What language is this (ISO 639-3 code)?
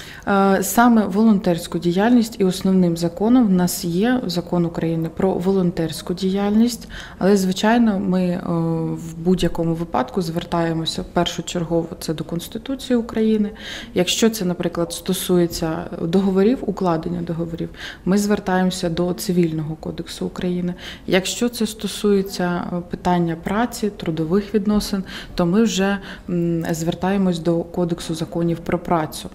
ukr